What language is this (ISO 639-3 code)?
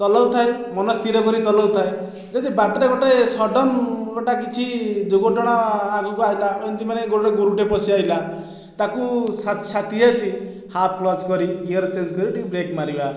ori